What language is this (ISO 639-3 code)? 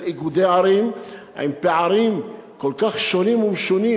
heb